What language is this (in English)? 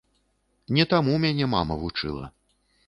Belarusian